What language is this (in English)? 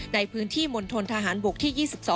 Thai